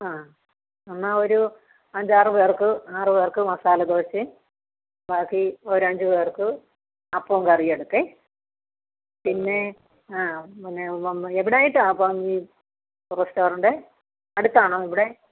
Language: Malayalam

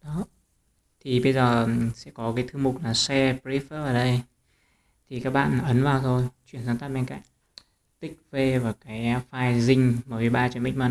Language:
Vietnamese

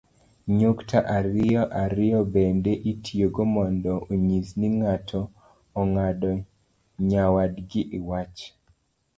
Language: Luo (Kenya and Tanzania)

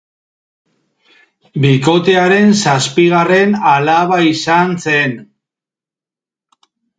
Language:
Basque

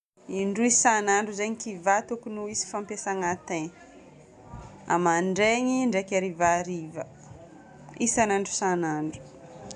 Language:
Northern Betsimisaraka Malagasy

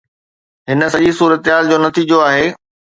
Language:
Sindhi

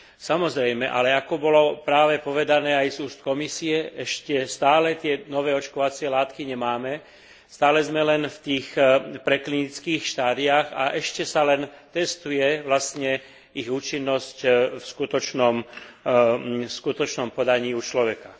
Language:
Slovak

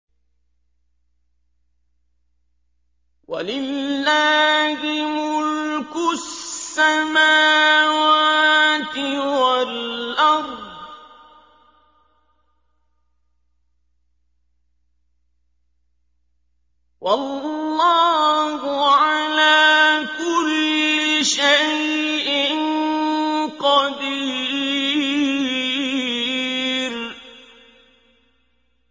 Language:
Arabic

